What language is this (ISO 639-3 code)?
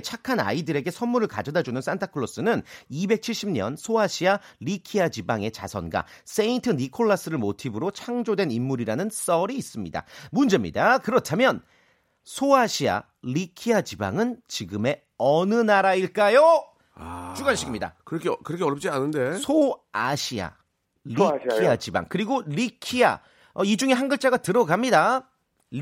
kor